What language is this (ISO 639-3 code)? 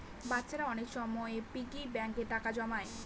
ben